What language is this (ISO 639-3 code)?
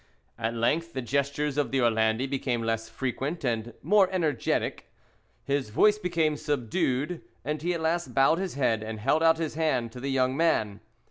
eng